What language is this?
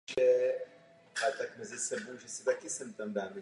Czech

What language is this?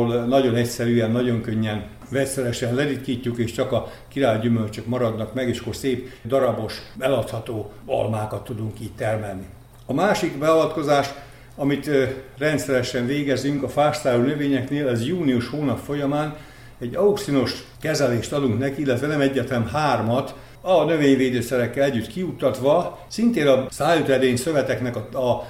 Hungarian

